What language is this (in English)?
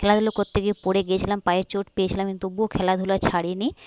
Bangla